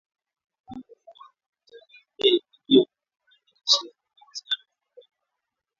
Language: Swahili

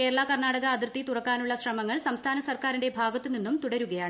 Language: Malayalam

